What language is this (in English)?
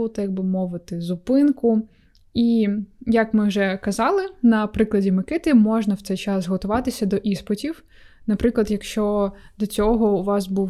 Ukrainian